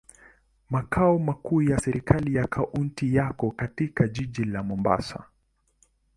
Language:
Swahili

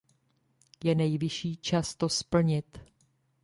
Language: Czech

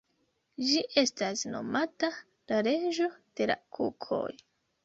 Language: Esperanto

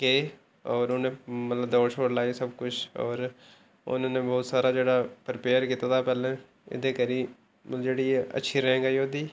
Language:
Dogri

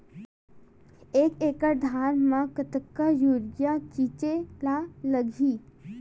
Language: Chhattisgarhi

